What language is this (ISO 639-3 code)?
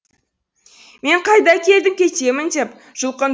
kaz